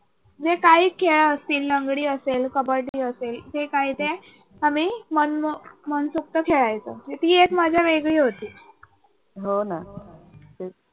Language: Marathi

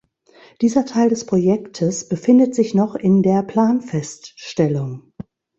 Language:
German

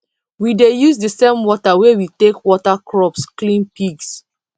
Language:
Nigerian Pidgin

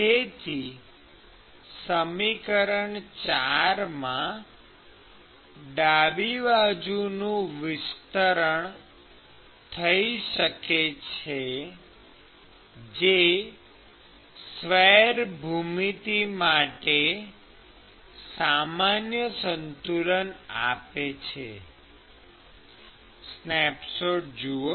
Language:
Gujarati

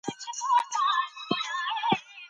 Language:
Pashto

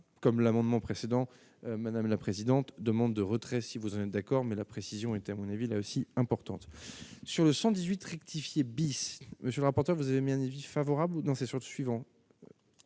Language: French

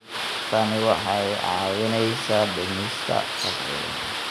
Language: Somali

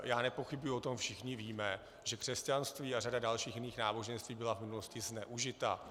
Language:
Czech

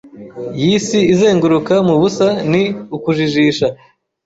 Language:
Kinyarwanda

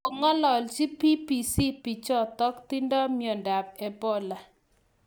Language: Kalenjin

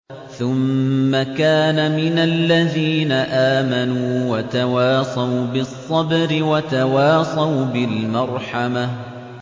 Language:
Arabic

